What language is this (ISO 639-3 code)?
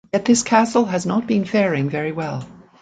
eng